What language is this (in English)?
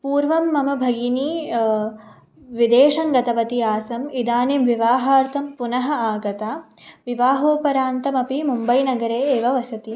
Sanskrit